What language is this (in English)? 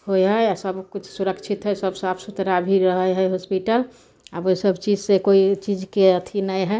Maithili